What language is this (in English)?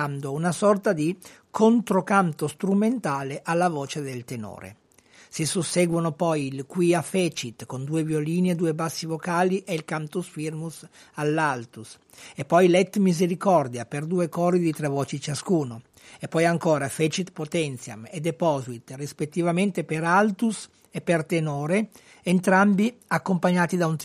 Italian